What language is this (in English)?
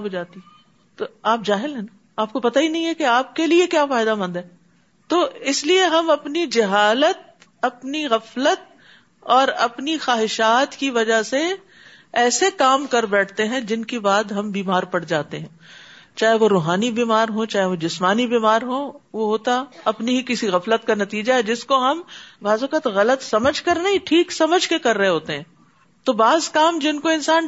Urdu